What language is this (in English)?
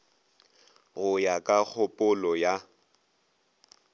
Northern Sotho